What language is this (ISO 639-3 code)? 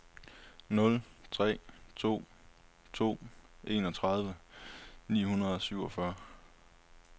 dan